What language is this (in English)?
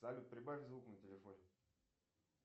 Russian